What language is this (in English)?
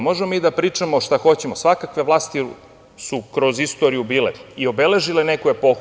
Serbian